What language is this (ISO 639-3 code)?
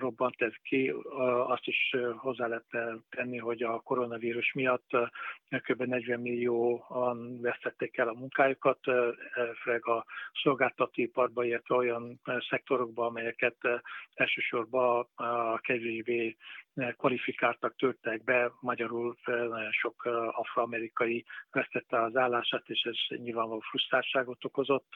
hun